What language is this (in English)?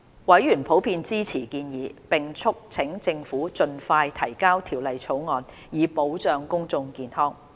Cantonese